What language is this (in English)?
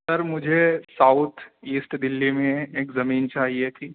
Urdu